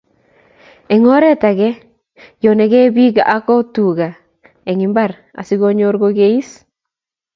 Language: Kalenjin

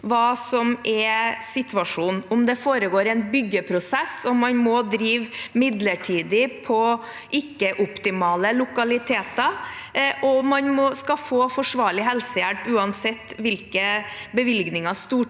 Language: Norwegian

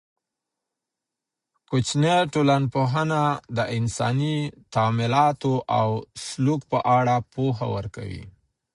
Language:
Pashto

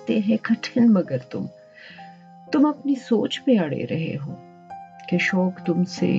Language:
Urdu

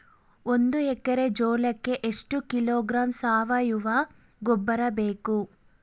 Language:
Kannada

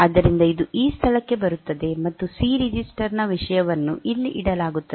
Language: Kannada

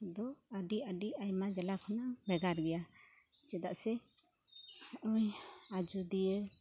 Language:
Santali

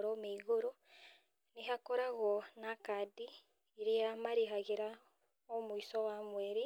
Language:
Kikuyu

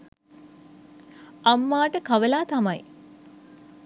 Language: Sinhala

